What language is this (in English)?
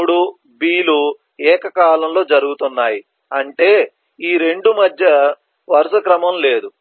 Telugu